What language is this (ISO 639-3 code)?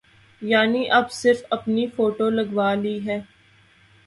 urd